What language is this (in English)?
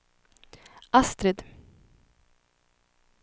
Swedish